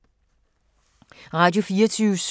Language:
Danish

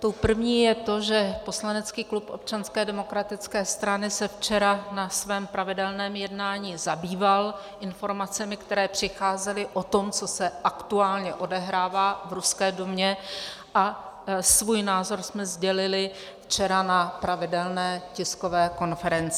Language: Czech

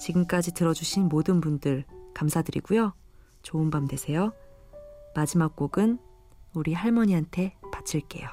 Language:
Korean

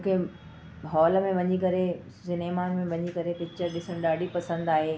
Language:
Sindhi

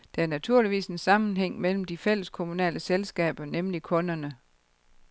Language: Danish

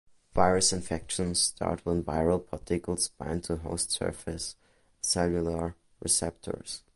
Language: English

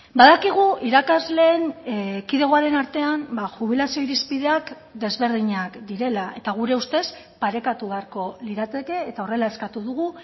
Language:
Basque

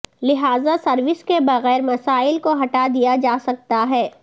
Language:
Urdu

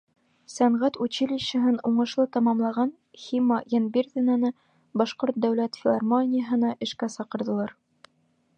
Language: Bashkir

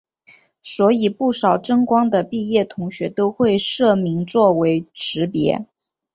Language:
Chinese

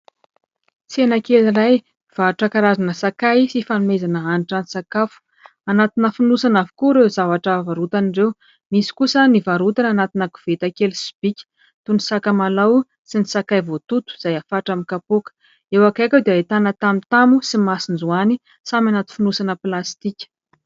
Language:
Malagasy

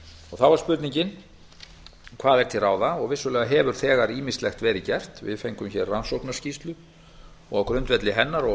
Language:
Icelandic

